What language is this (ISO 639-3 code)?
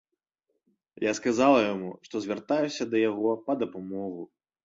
bel